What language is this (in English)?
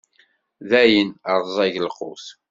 Kabyle